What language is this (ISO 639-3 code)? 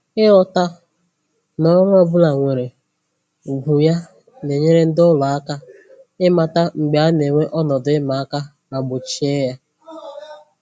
ibo